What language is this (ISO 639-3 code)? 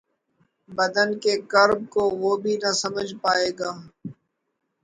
urd